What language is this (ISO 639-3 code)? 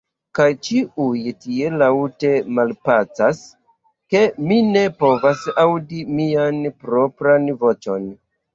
epo